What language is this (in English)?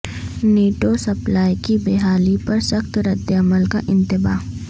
Urdu